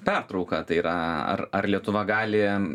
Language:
Lithuanian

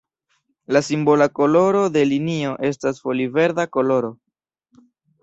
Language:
Esperanto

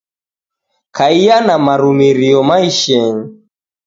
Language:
Taita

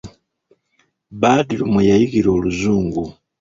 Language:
Ganda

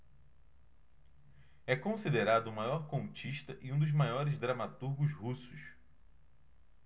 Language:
Portuguese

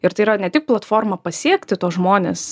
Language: Lithuanian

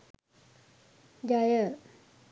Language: Sinhala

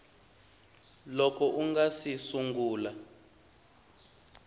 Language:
Tsonga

